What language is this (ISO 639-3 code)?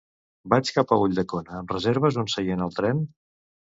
cat